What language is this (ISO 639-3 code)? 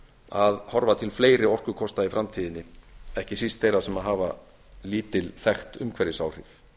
isl